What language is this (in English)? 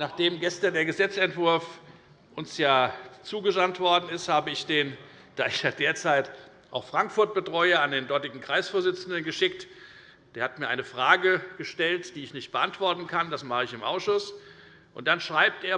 German